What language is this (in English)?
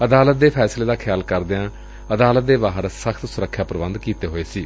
Punjabi